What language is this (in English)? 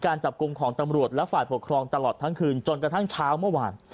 Thai